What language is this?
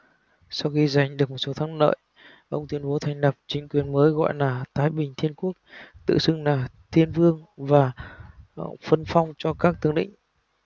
Vietnamese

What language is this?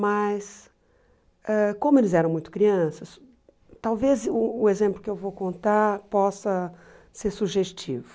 Portuguese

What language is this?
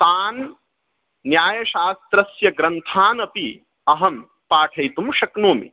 Sanskrit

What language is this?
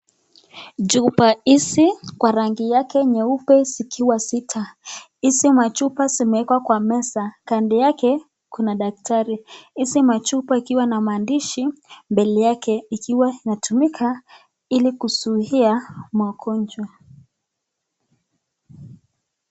Swahili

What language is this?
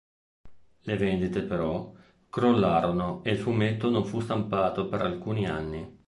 Italian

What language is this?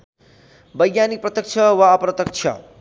Nepali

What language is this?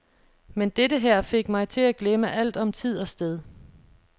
Danish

